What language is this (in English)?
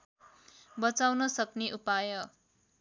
Nepali